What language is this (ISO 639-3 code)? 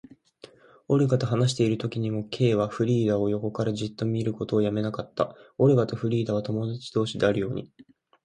jpn